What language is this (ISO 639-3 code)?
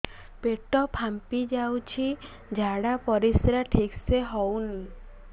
ori